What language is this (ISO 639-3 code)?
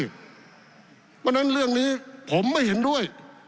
tha